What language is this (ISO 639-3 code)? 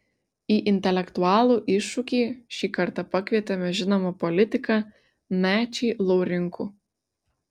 lit